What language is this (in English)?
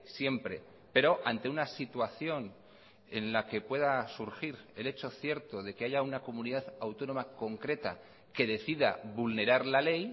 Spanish